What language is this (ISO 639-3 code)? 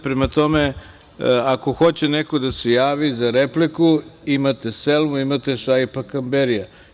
srp